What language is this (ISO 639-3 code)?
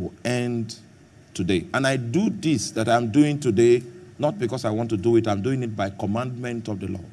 eng